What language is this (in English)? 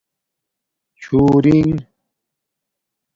Domaaki